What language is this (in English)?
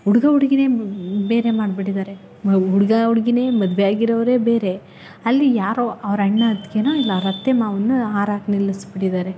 Kannada